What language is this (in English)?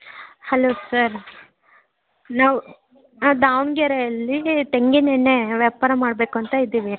Kannada